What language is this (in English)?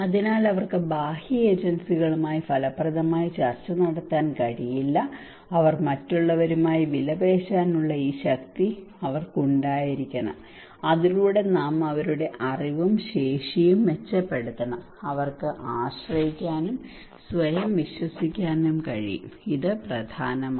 Malayalam